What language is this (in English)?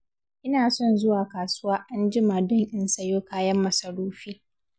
Hausa